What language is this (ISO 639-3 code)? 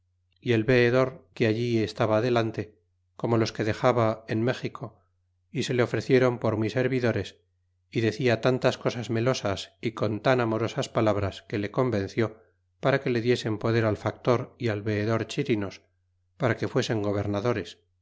spa